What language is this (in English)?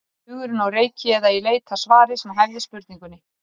Icelandic